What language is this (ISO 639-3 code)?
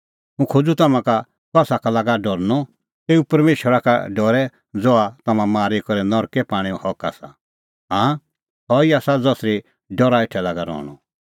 kfx